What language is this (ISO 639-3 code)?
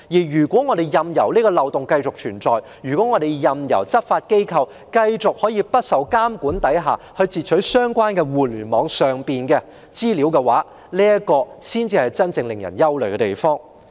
yue